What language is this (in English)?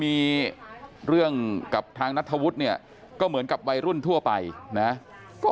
Thai